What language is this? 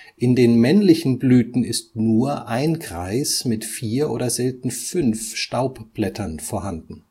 German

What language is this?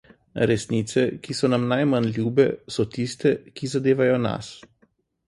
Slovenian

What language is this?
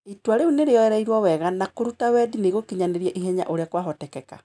Kikuyu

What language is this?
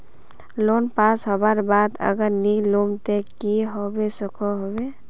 Magahi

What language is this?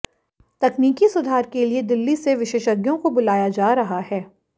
Hindi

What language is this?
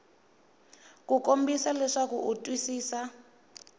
Tsonga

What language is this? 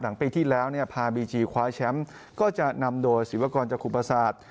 Thai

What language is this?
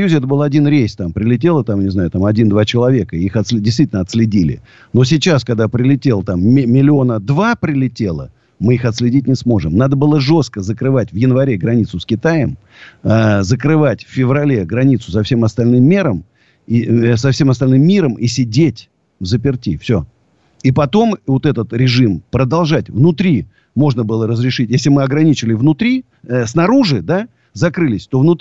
Russian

